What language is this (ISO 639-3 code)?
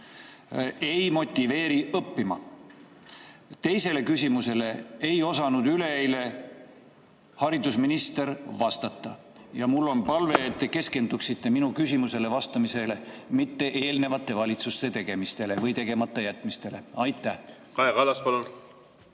est